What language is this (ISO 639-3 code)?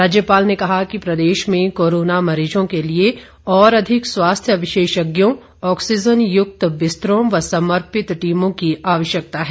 hin